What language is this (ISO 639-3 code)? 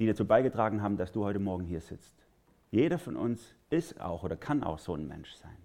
deu